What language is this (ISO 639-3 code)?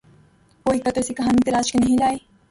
urd